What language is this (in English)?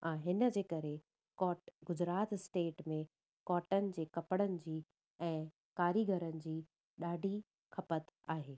Sindhi